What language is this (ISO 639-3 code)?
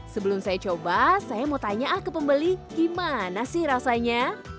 ind